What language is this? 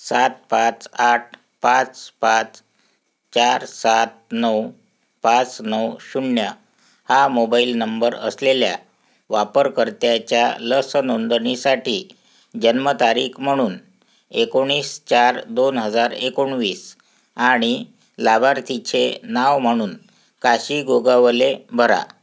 Marathi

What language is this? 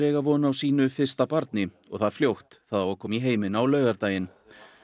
Icelandic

